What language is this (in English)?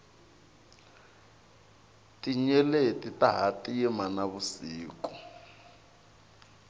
Tsonga